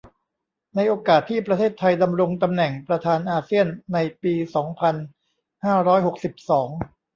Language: Thai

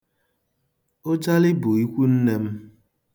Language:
Igbo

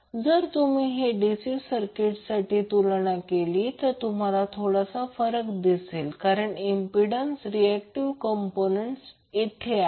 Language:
Marathi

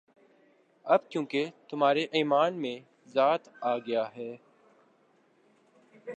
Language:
Urdu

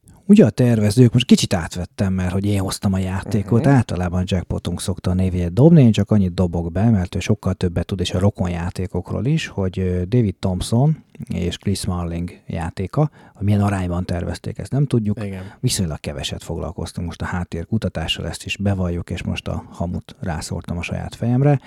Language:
Hungarian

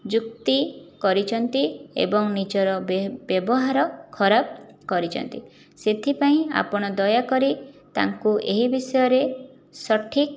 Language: Odia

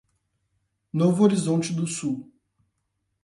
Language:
Portuguese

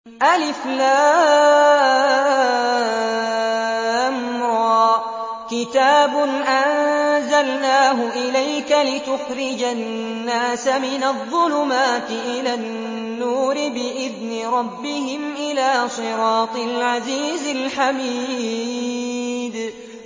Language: Arabic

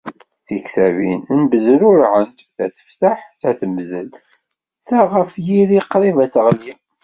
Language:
Kabyle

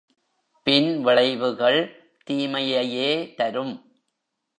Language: Tamil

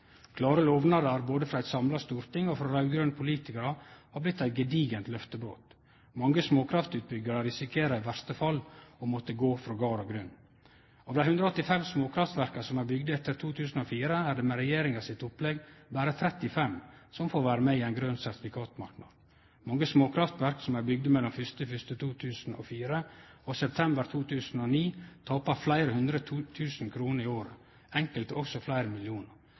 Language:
Norwegian Nynorsk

